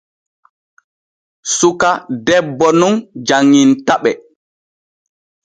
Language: Borgu Fulfulde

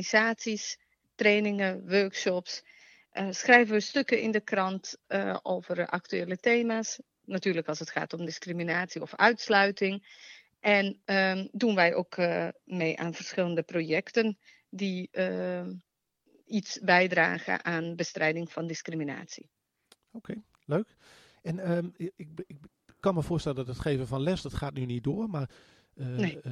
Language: Dutch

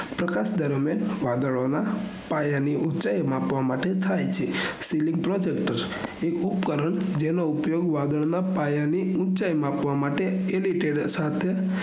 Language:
Gujarati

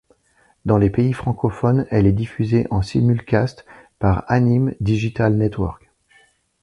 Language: French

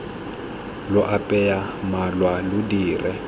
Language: Tswana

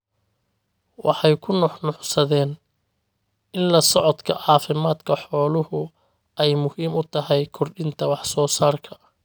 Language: Somali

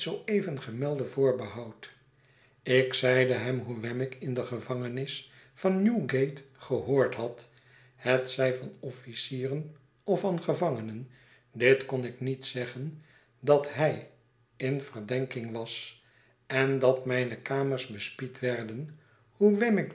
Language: Dutch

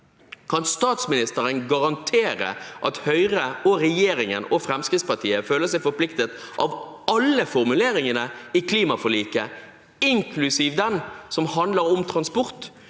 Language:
Norwegian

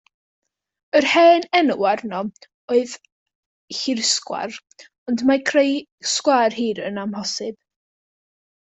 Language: Welsh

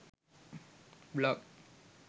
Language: Sinhala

